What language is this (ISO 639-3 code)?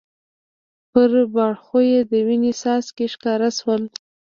pus